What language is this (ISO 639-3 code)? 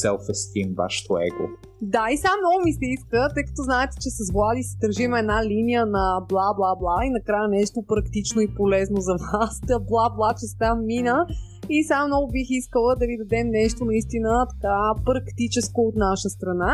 bul